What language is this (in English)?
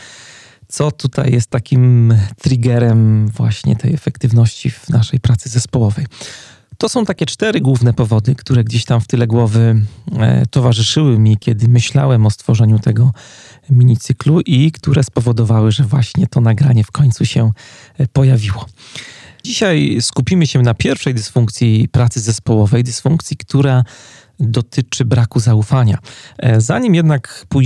Polish